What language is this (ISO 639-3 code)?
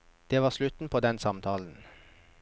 nor